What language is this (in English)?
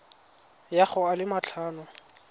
Tswana